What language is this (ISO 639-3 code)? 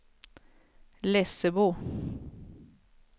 swe